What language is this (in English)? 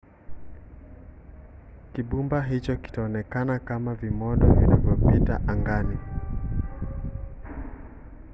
Swahili